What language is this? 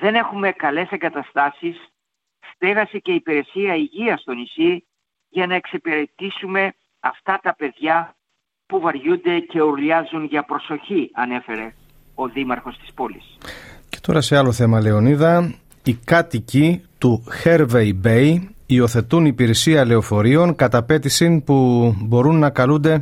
Greek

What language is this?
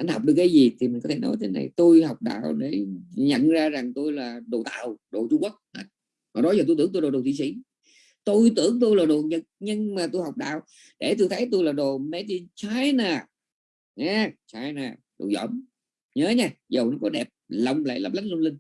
Vietnamese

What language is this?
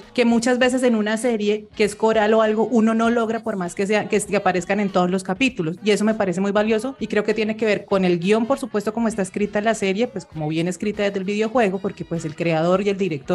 Spanish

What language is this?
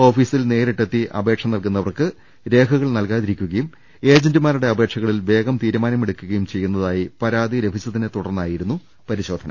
Malayalam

